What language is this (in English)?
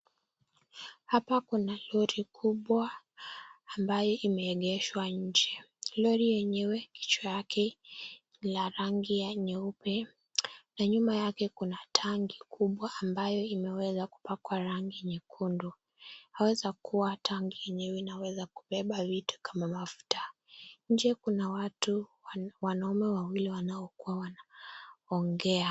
Swahili